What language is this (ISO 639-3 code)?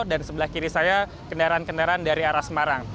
ind